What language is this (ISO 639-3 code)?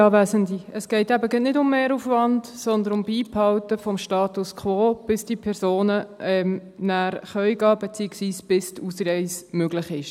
gsw